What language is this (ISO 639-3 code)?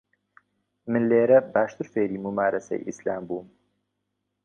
ckb